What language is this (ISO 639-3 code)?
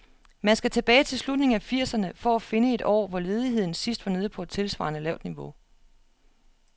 dan